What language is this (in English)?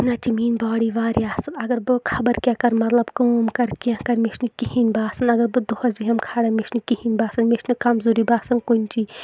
Kashmiri